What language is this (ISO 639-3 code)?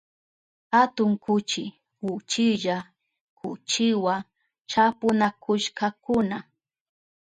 qup